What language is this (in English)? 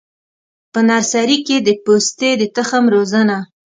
Pashto